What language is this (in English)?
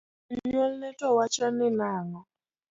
Luo (Kenya and Tanzania)